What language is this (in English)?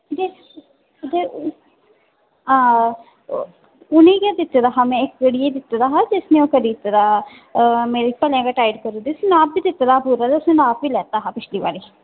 Dogri